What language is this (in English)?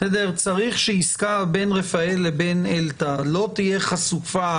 Hebrew